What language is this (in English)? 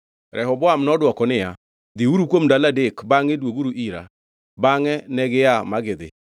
Luo (Kenya and Tanzania)